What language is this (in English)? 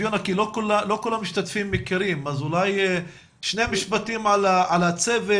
Hebrew